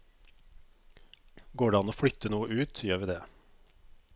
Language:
Norwegian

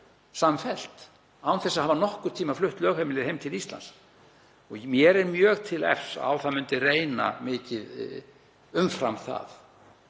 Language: Icelandic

